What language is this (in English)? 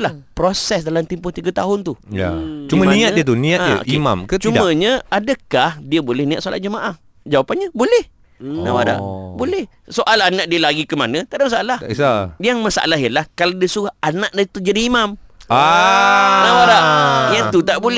Malay